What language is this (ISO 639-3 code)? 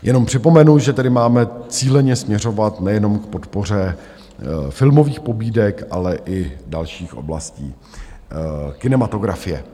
ces